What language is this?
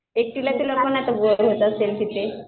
Marathi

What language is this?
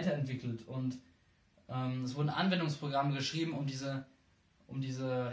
German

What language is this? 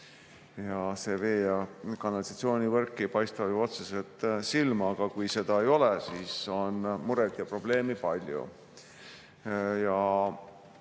Estonian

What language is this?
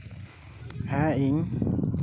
Santali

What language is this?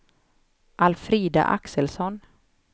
Swedish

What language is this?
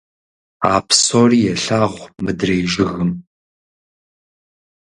Kabardian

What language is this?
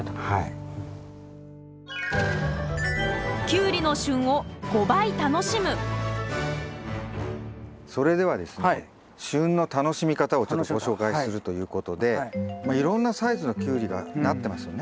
Japanese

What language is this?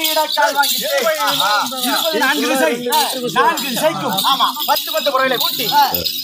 Arabic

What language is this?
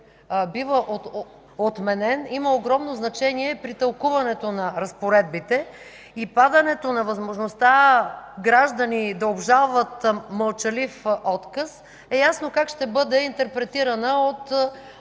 Bulgarian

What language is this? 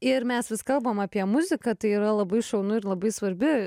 Lithuanian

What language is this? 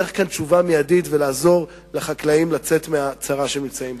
Hebrew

